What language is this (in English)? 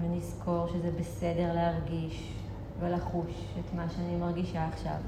Hebrew